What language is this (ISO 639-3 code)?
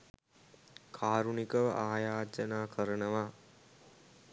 sin